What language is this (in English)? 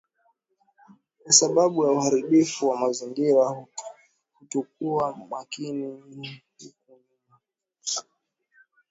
Swahili